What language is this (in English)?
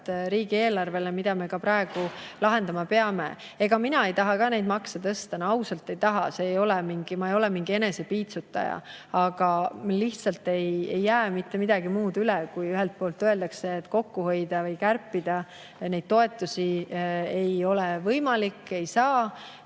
Estonian